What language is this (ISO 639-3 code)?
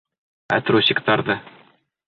bak